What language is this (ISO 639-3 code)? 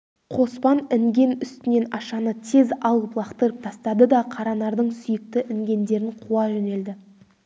kaz